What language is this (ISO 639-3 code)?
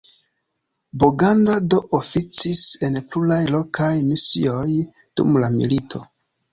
epo